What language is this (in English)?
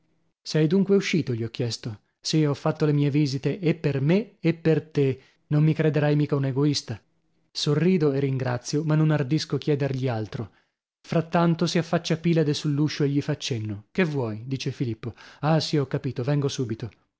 Italian